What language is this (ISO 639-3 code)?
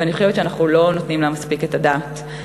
heb